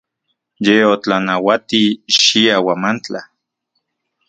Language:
Central Puebla Nahuatl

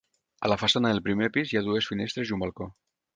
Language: Catalan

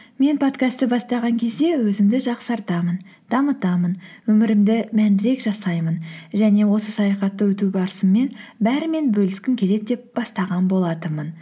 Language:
Kazakh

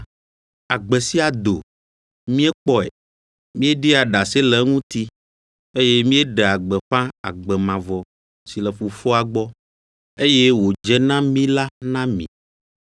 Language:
Ewe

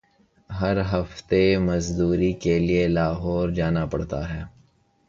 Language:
Urdu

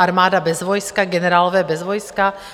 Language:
Czech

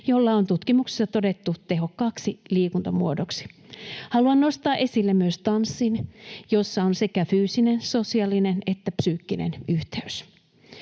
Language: Finnish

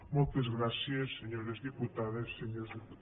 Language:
Catalan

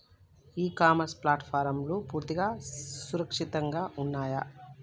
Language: Telugu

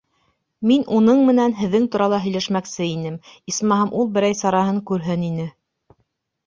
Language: Bashkir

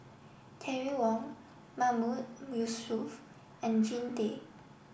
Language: English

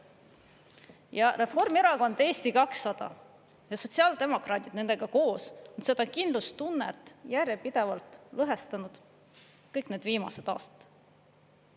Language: Estonian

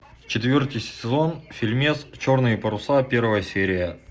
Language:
Russian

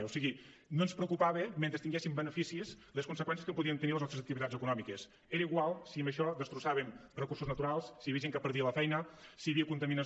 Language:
Catalan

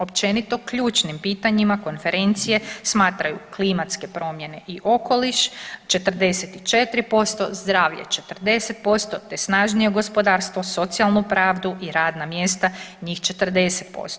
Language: Croatian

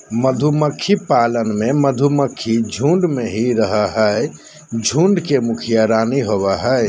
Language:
Magahi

